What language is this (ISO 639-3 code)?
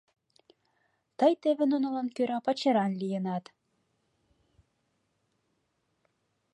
chm